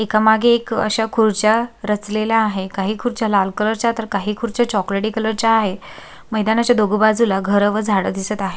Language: Marathi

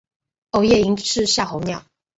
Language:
Chinese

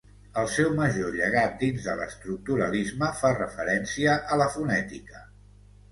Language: Catalan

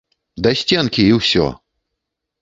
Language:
Belarusian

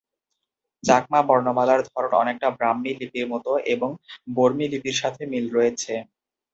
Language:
Bangla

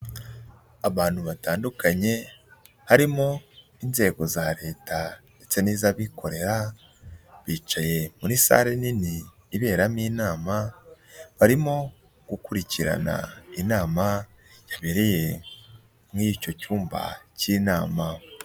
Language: Kinyarwanda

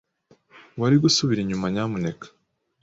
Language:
Kinyarwanda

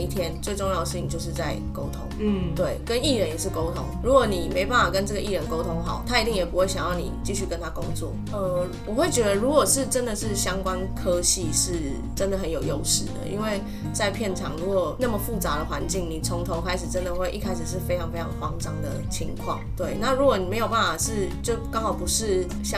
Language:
Chinese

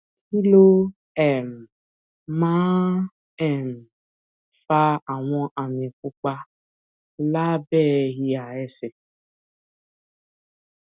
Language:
Yoruba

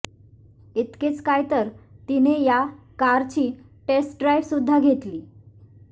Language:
Marathi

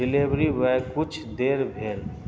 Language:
Maithili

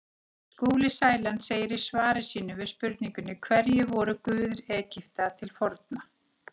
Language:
Icelandic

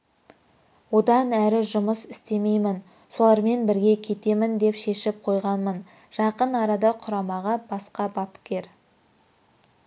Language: Kazakh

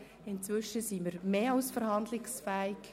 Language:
Swiss German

